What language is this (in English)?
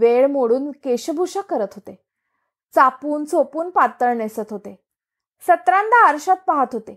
Marathi